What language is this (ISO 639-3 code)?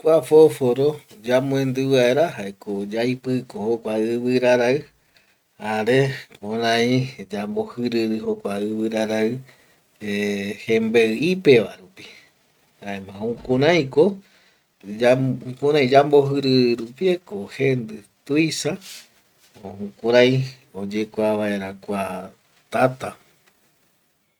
gui